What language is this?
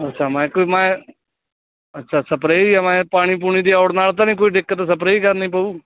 Punjabi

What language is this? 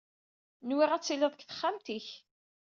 Kabyle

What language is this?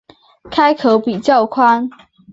Chinese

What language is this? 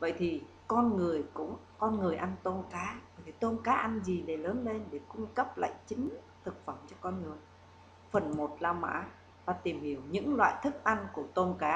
Vietnamese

